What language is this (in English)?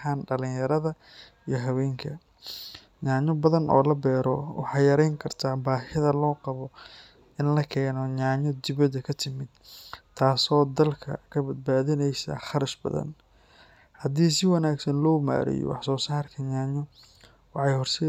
Somali